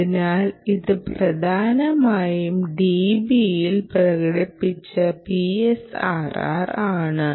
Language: Malayalam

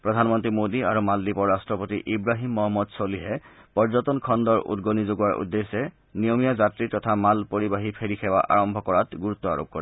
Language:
Assamese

